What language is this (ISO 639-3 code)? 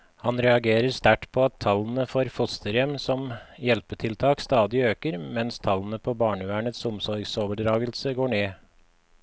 nor